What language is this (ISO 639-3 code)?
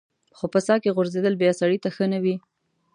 pus